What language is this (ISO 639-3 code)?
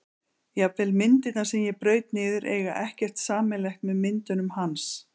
isl